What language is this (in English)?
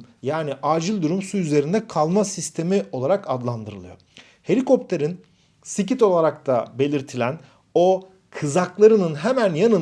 Turkish